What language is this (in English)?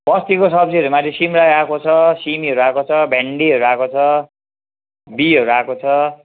Nepali